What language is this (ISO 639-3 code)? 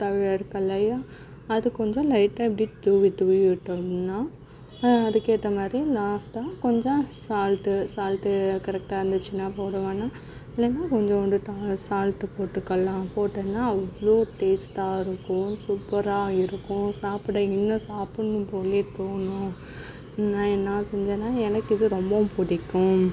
tam